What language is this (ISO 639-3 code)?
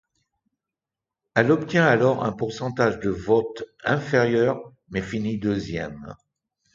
fra